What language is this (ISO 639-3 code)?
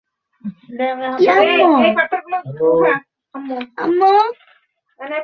ben